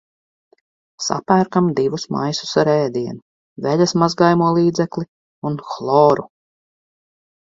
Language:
Latvian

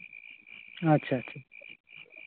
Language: Santali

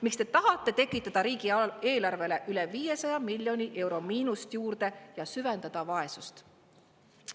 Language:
Estonian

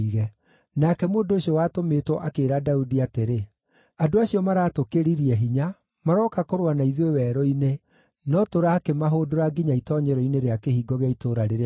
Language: Kikuyu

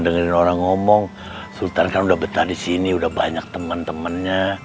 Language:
Indonesian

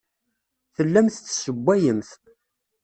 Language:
Kabyle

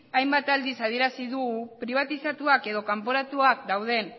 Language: Basque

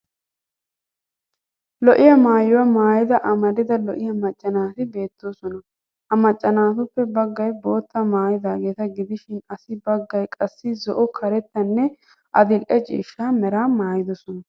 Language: Wolaytta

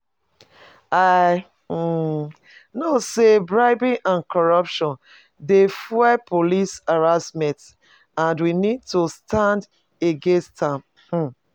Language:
Nigerian Pidgin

